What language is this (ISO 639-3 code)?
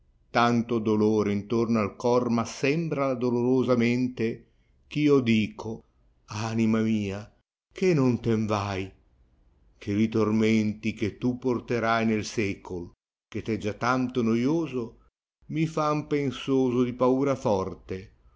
ita